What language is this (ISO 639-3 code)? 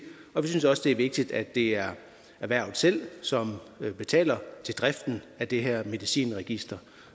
dan